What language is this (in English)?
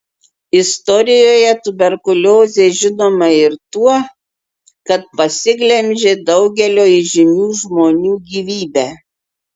Lithuanian